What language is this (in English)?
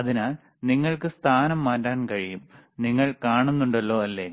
Malayalam